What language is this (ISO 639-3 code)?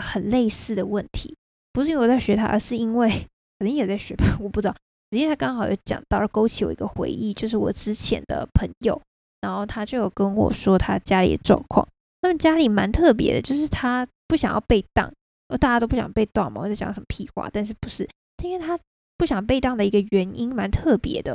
zho